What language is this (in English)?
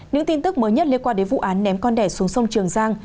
Vietnamese